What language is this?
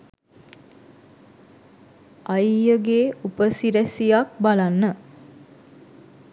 Sinhala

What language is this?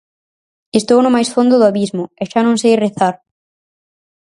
Galician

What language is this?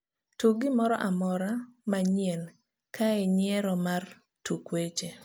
Luo (Kenya and Tanzania)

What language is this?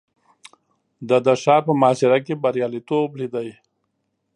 Pashto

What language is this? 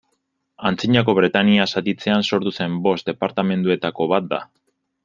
Basque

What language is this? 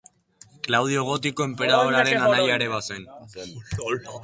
Basque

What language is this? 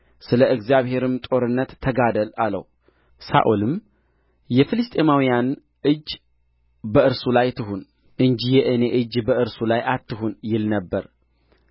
Amharic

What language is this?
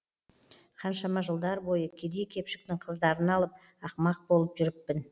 Kazakh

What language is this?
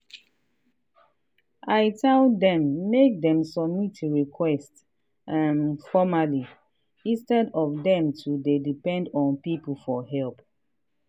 Nigerian Pidgin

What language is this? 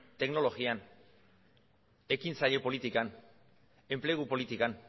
Basque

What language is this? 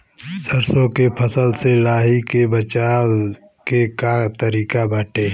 Bhojpuri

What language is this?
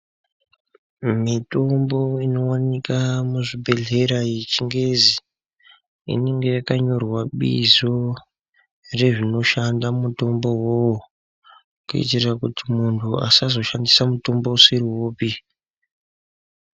Ndau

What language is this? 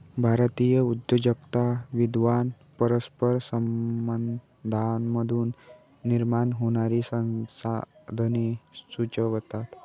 Marathi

